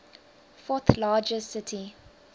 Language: English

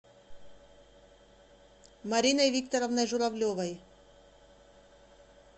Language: Russian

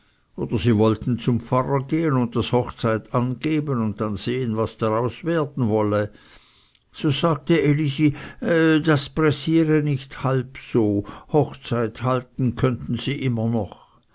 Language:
German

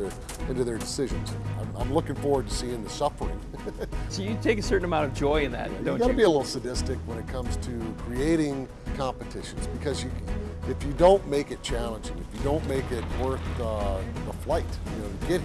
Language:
English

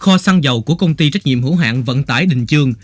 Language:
Vietnamese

